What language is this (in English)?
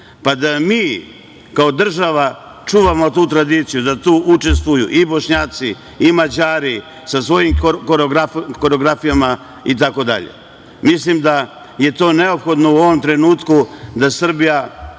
Serbian